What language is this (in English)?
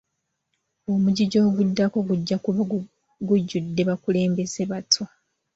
Ganda